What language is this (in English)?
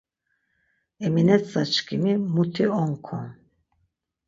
Laz